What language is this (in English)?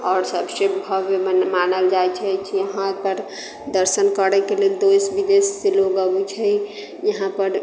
Maithili